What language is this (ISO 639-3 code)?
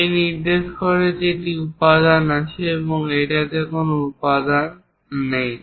ben